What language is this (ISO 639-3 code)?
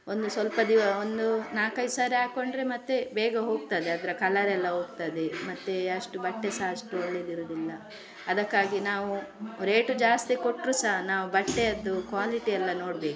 kan